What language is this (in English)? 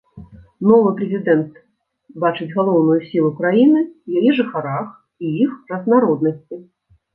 Belarusian